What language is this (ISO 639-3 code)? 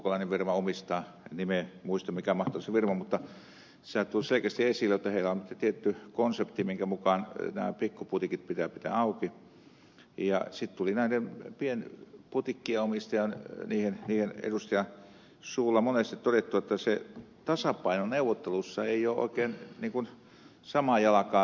fin